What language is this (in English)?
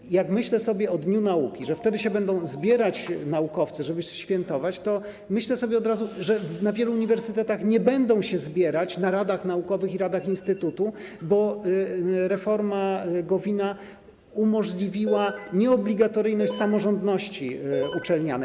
Polish